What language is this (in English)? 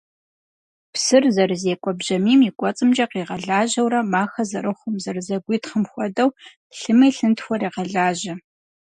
Kabardian